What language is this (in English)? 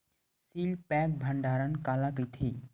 Chhattisgarhi